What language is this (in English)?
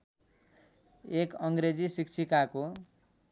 Nepali